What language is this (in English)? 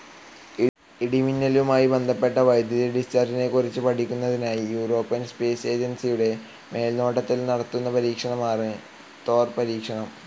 Malayalam